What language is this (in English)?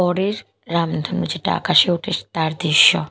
Bangla